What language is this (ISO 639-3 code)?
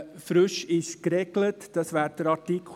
gsw